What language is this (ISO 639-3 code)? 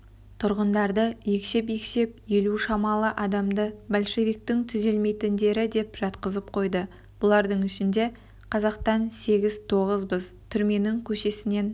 kaz